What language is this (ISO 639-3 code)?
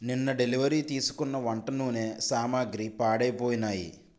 tel